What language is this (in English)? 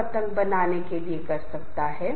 Hindi